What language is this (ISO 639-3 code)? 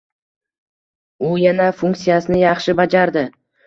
uzb